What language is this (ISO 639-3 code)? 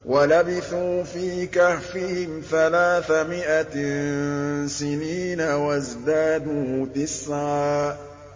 ara